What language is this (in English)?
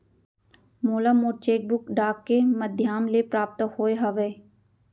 Chhattisgarhi